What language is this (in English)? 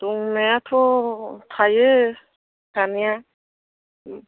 Bodo